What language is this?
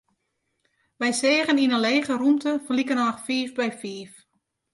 Western Frisian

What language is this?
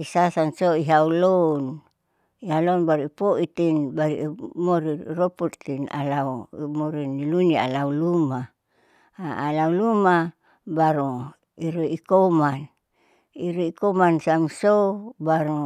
Saleman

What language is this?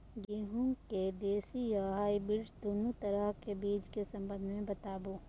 Maithili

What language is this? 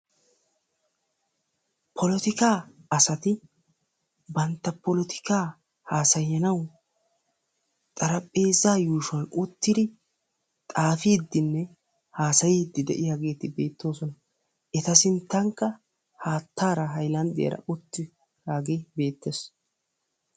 Wolaytta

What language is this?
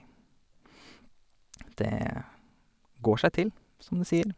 Norwegian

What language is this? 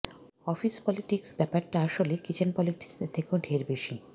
Bangla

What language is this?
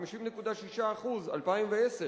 Hebrew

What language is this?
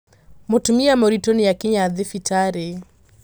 Kikuyu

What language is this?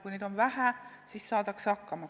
Estonian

